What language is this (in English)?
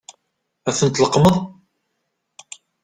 Kabyle